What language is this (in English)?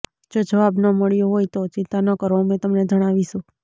Gujarati